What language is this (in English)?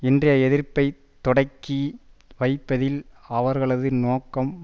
Tamil